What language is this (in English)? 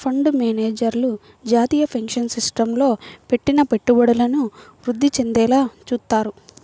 Telugu